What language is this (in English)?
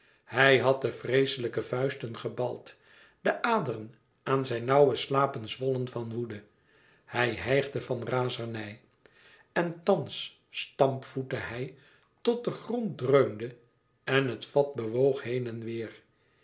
Dutch